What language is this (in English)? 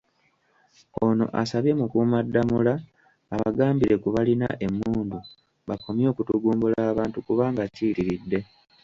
Ganda